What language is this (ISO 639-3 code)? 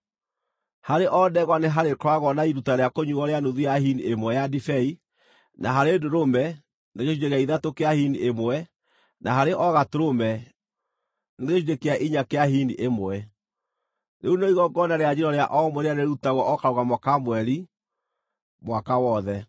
kik